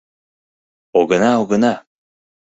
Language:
Mari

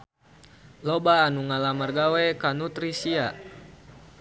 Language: Sundanese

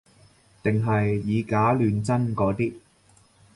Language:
Cantonese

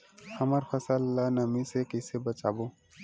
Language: Chhattisgarhi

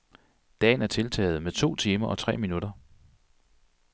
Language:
Danish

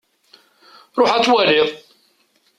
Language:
Kabyle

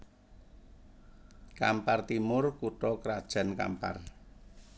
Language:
Javanese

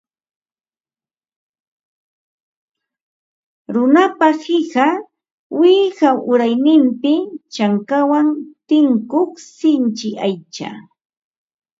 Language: Ambo-Pasco Quechua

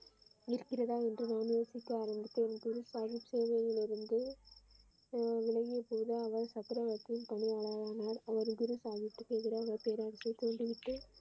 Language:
Tamil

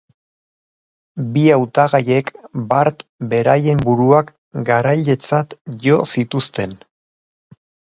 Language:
Basque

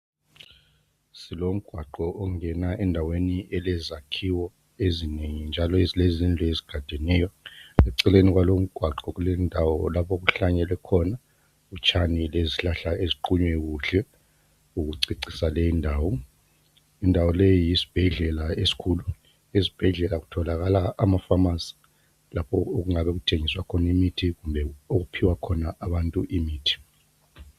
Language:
North Ndebele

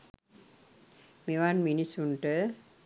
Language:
Sinhala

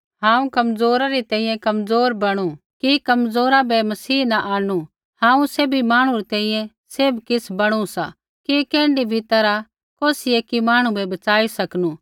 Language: Kullu Pahari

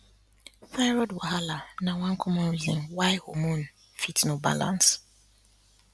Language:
Nigerian Pidgin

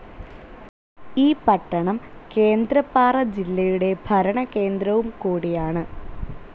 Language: Malayalam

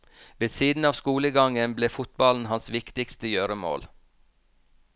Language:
Norwegian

